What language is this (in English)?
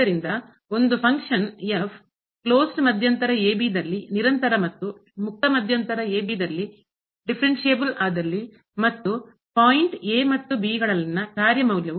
Kannada